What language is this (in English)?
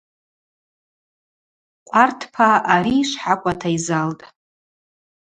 Abaza